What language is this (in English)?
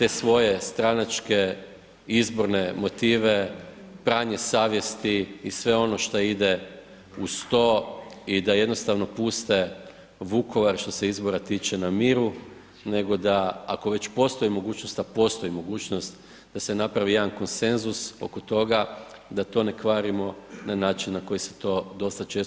Croatian